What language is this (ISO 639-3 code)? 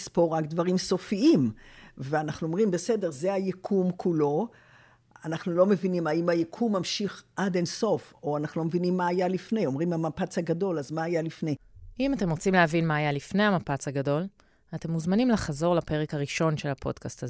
heb